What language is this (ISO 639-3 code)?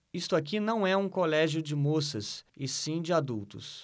por